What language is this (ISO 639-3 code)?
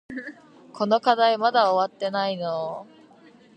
jpn